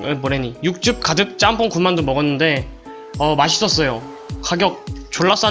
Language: Korean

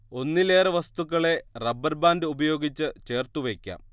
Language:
Malayalam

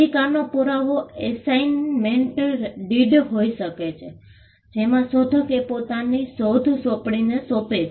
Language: Gujarati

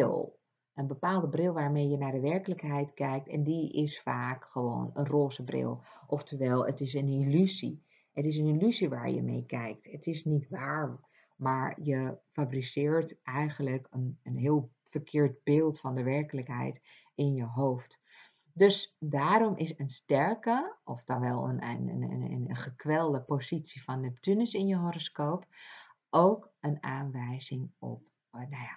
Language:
Dutch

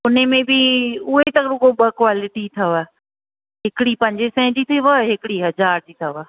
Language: Sindhi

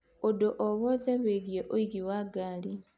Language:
Kikuyu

